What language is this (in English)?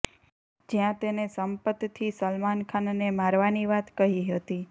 Gujarati